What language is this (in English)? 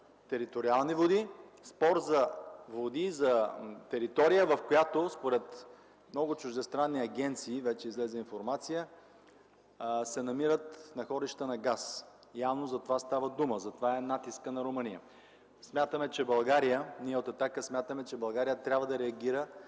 Bulgarian